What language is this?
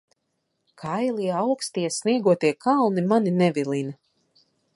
Latvian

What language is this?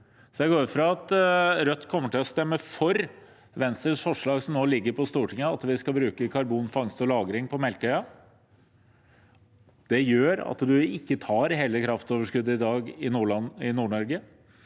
Norwegian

